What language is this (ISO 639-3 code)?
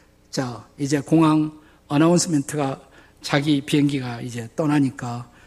kor